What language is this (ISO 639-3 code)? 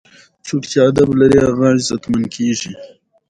pus